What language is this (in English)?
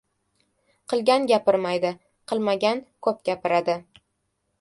Uzbek